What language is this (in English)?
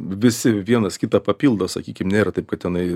Lithuanian